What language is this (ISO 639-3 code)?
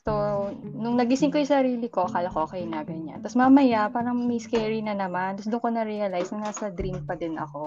fil